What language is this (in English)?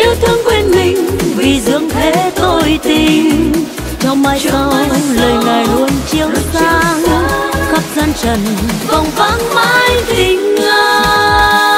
Vietnamese